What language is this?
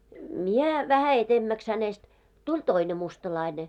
Finnish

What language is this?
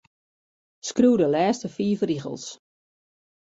Western Frisian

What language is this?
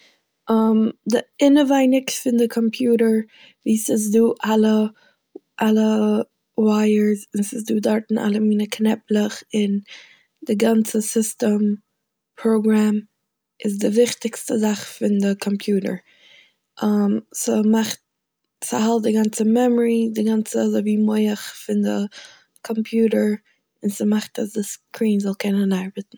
Yiddish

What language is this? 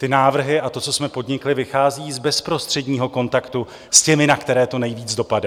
Czech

